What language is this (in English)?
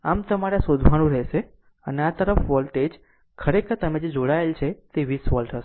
Gujarati